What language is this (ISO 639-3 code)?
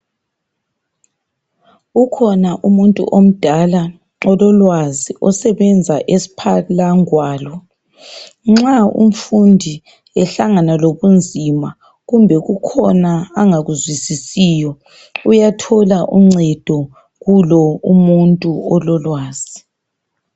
nde